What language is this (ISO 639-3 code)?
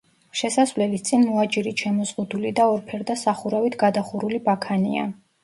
kat